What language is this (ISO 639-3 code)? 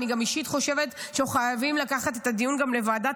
heb